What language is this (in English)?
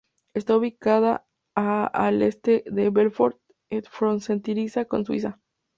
Spanish